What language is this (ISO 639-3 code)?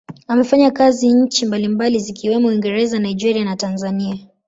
swa